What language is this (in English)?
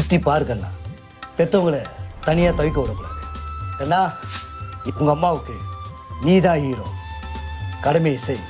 Indonesian